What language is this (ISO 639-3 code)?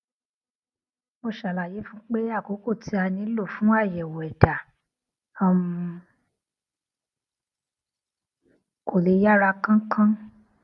yor